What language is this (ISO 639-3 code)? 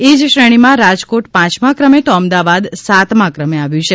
guj